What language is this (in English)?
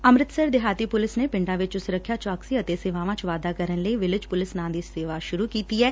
Punjabi